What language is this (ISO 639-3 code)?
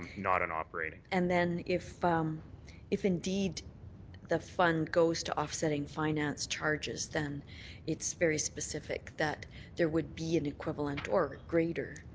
eng